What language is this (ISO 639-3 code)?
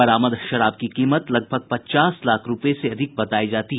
hin